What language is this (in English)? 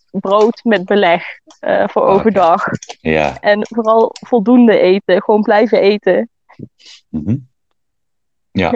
Dutch